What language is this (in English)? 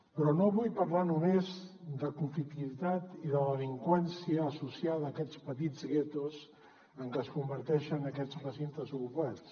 Catalan